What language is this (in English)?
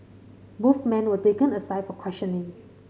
English